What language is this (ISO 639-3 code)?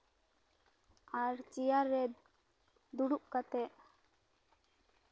sat